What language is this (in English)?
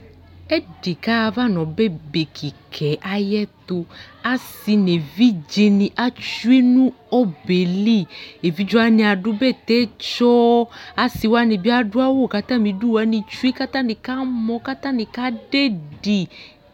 Ikposo